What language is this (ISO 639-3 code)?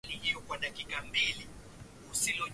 swa